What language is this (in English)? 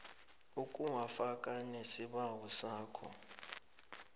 South Ndebele